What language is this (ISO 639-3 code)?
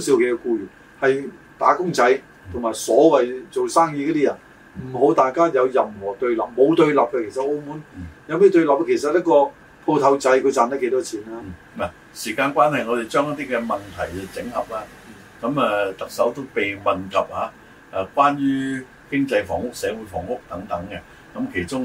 zho